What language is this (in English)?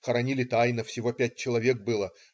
Russian